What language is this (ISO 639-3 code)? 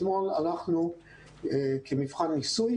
heb